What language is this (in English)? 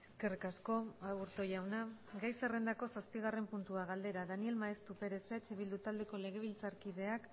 Basque